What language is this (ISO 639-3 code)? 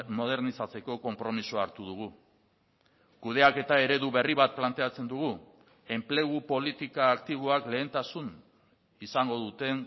eus